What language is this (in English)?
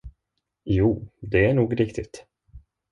Swedish